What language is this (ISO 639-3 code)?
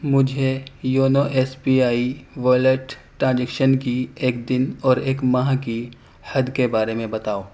urd